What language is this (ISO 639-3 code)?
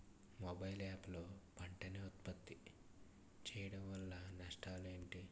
tel